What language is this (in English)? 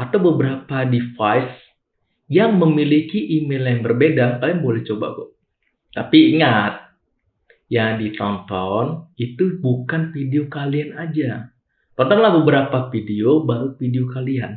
Indonesian